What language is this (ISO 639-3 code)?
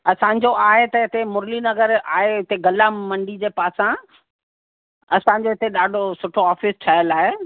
snd